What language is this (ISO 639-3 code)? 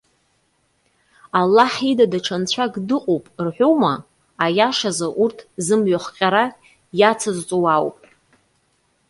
abk